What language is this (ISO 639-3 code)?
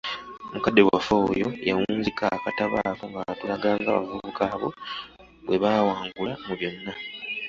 lug